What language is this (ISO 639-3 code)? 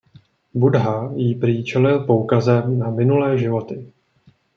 ces